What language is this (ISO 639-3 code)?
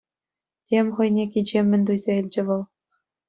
chv